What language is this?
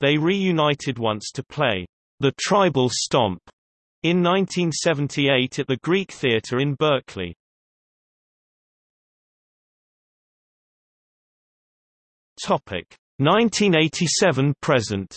English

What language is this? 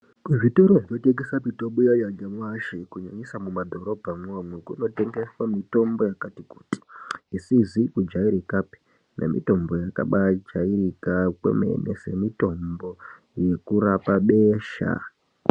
Ndau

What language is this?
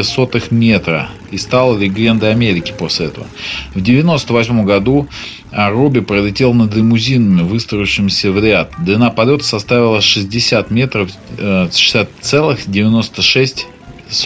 Russian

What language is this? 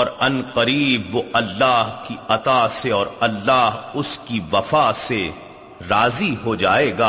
Urdu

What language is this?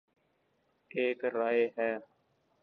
Urdu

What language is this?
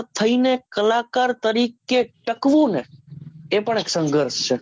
Gujarati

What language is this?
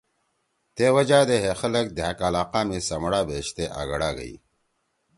Torwali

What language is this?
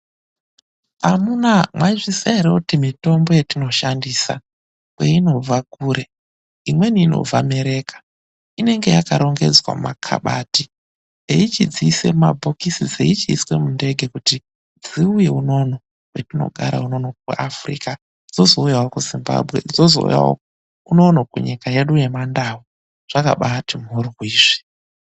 Ndau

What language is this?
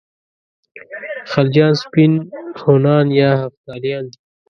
Pashto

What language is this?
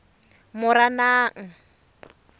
Tswana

